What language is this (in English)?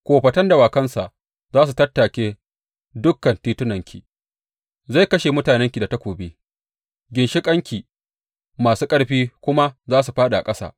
Hausa